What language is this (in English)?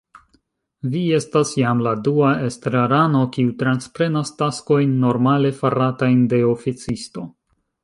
Esperanto